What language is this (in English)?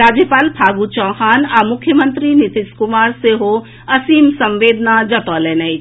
Maithili